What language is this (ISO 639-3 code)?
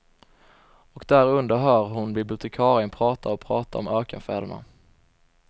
swe